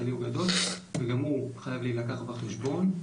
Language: Hebrew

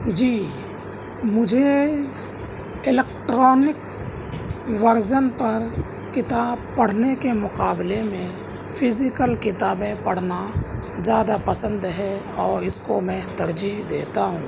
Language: Urdu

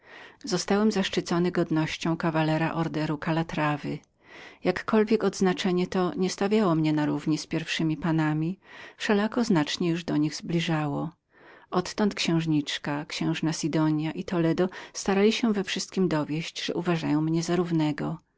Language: Polish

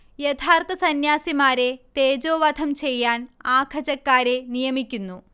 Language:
Malayalam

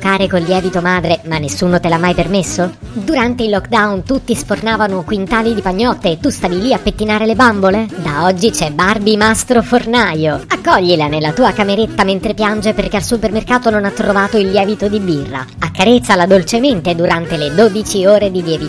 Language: Italian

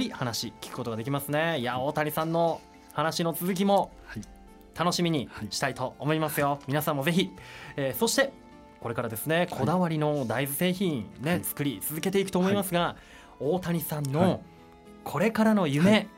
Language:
Japanese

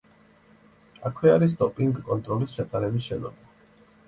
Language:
Georgian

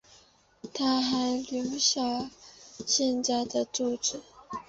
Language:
Chinese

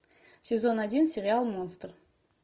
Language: Russian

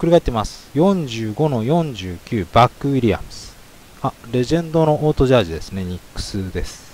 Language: Japanese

